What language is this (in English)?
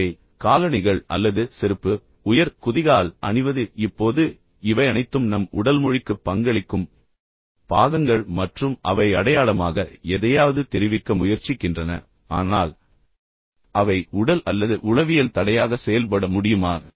Tamil